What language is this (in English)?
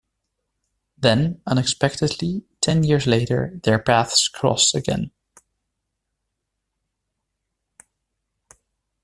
English